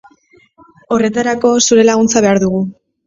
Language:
Basque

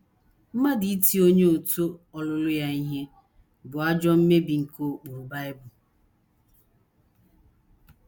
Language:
Igbo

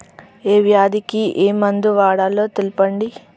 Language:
Telugu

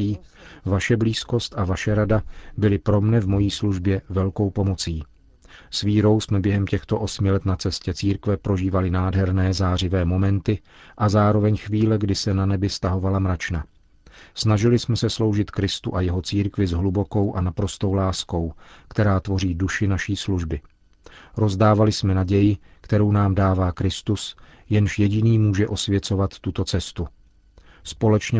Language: Czech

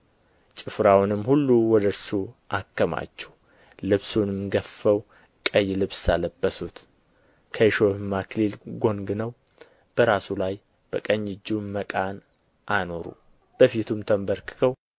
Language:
Amharic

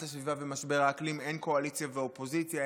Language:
Hebrew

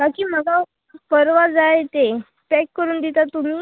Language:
Konkani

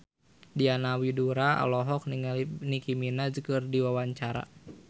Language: Sundanese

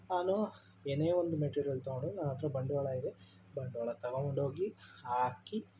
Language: Kannada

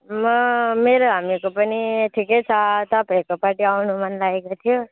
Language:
Nepali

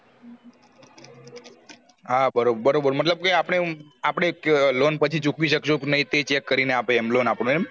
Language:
Gujarati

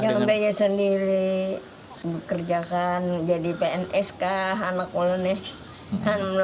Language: Indonesian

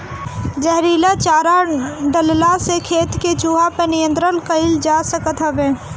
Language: Bhojpuri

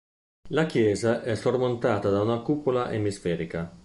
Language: Italian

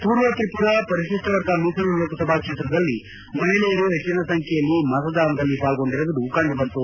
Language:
Kannada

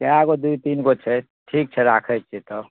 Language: Maithili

